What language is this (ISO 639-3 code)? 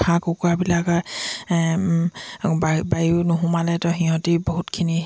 asm